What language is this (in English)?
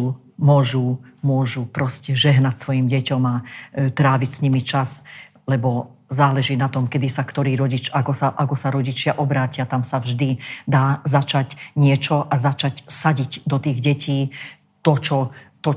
Slovak